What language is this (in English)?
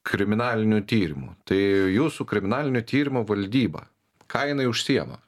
Lithuanian